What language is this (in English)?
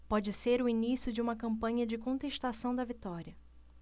Portuguese